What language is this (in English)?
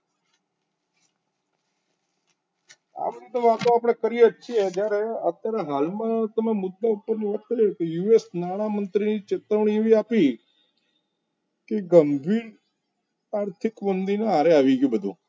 Gujarati